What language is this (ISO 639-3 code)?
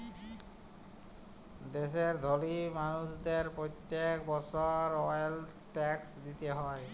ben